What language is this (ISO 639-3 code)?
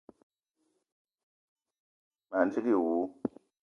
eto